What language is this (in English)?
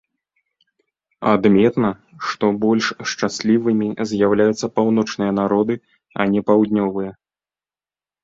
Belarusian